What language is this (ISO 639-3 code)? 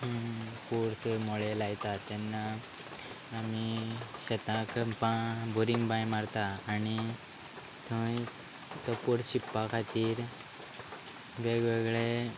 kok